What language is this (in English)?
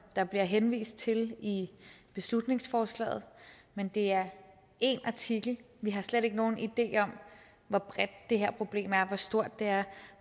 Danish